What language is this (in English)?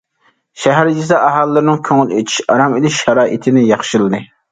Uyghur